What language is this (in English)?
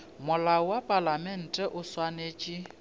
Northern Sotho